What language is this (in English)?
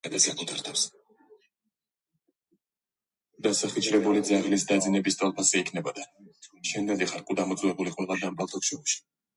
Georgian